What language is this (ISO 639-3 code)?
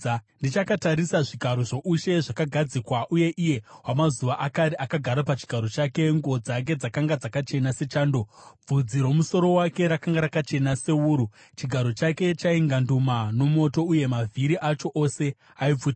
sna